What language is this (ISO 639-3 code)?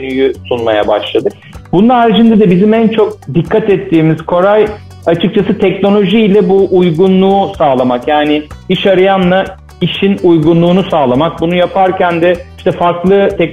tur